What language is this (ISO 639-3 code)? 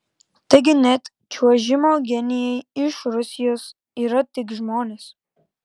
lit